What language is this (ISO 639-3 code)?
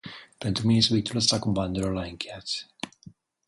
ron